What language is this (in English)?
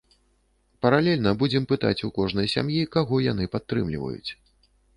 Belarusian